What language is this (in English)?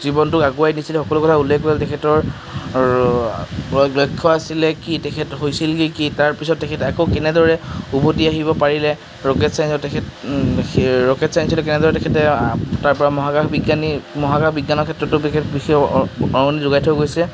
Assamese